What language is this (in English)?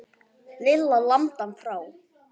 Icelandic